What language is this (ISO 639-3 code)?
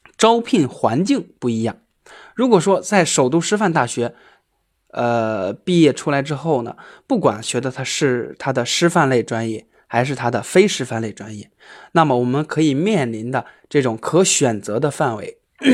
zho